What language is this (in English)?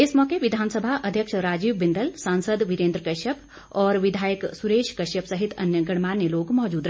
Hindi